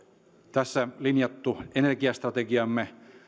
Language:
Finnish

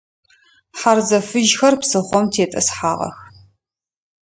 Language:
Adyghe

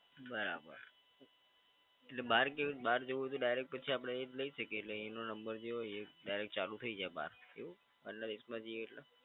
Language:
Gujarati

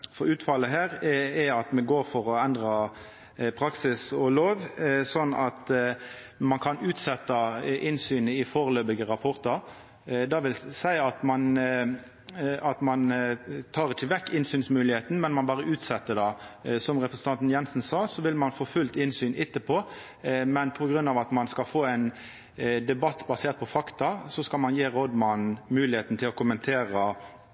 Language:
Norwegian Nynorsk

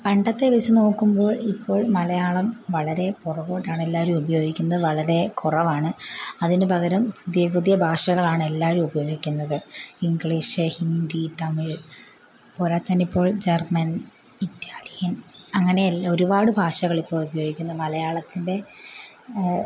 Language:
Malayalam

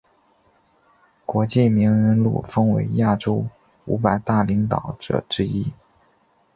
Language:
Chinese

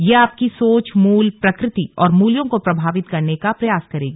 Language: Hindi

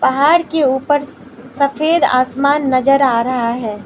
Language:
Hindi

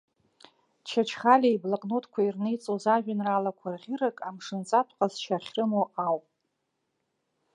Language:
Abkhazian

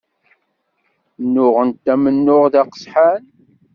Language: Kabyle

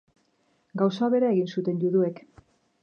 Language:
Basque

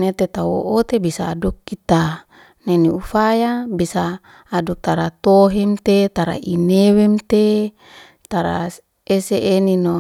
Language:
Liana-Seti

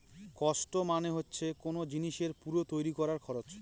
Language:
Bangla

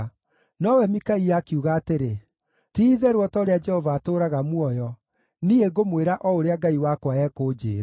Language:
Kikuyu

